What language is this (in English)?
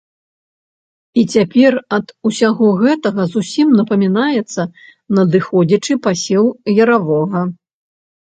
Belarusian